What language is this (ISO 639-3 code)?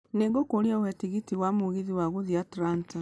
kik